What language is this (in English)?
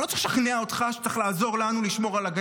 Hebrew